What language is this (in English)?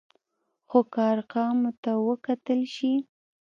Pashto